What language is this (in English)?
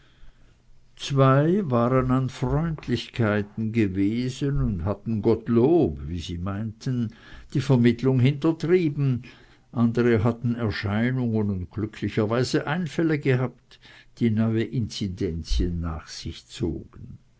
German